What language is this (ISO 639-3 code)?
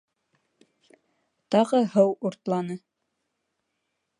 bak